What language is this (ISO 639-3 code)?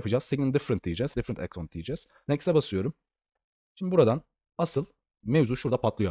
tur